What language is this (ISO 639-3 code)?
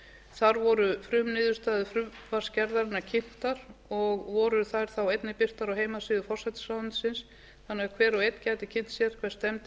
isl